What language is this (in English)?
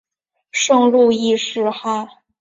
Chinese